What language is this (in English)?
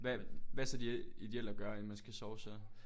Danish